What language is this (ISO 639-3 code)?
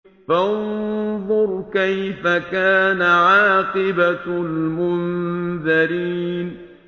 ara